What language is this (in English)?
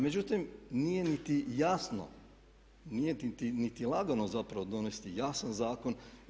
Croatian